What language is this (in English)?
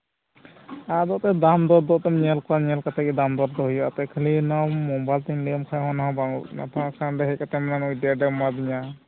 Santali